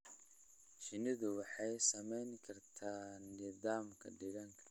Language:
Somali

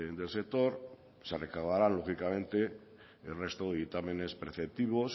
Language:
Spanish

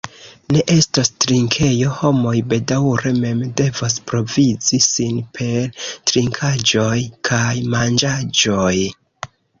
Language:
Esperanto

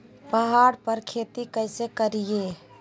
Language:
Magahi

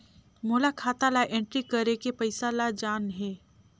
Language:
Chhattisgarhi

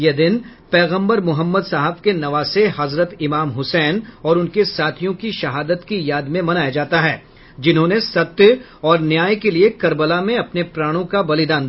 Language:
Hindi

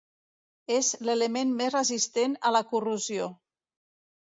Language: Catalan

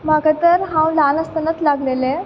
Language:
Konkani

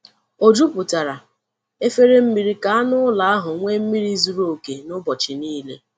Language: Igbo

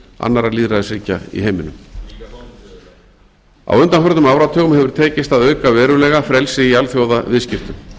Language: Icelandic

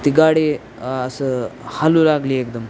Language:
Marathi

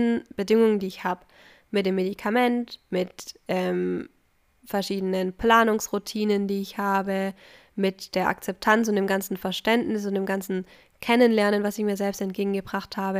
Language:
German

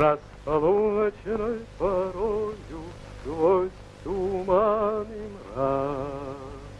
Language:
Russian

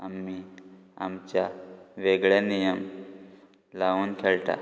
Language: Konkani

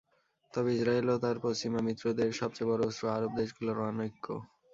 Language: Bangla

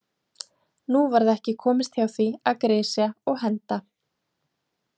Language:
Icelandic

